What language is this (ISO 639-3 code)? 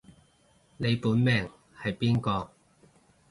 yue